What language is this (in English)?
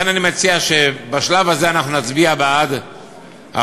Hebrew